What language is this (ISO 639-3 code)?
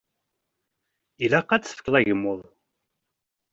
kab